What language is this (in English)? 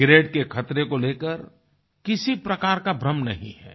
Hindi